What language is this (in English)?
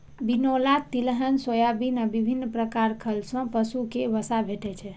Maithili